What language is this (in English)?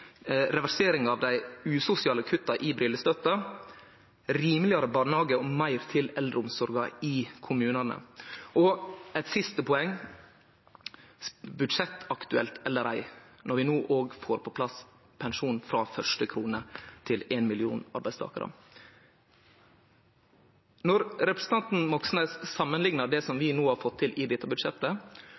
Norwegian Nynorsk